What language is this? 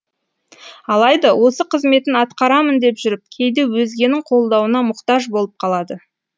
Kazakh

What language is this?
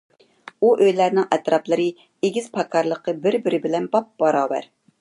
Uyghur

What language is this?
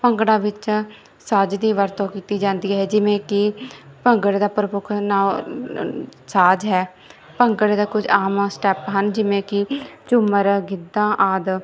Punjabi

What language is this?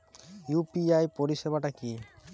Bangla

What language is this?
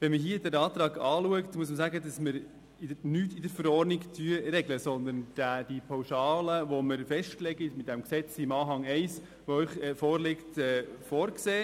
Swiss German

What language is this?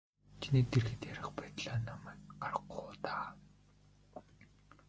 Mongolian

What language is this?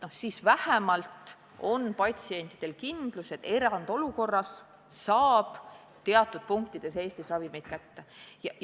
Estonian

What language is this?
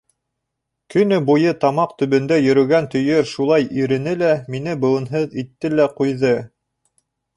Bashkir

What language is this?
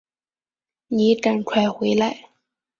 Chinese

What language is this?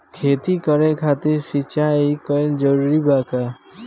Bhojpuri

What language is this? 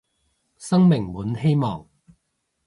Cantonese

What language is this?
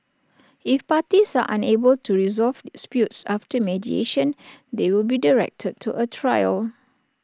English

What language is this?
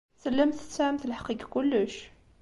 Kabyle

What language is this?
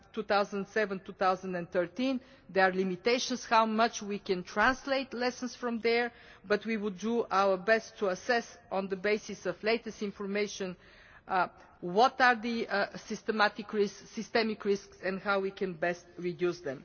English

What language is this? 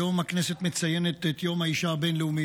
Hebrew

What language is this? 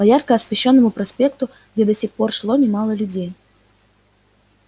Russian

